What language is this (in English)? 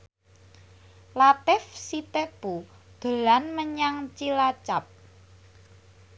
Javanese